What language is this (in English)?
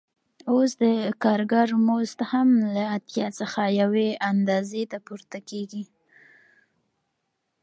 Pashto